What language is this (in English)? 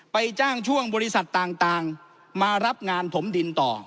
Thai